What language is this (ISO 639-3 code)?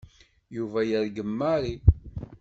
kab